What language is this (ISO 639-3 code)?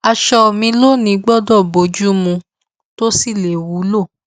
yor